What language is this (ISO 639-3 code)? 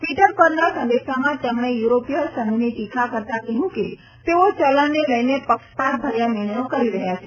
guj